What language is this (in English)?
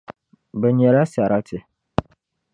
Dagbani